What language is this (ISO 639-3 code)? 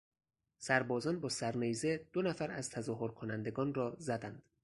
fas